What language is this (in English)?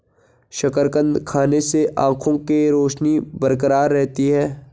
Hindi